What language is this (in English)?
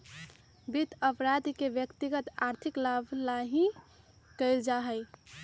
Magahi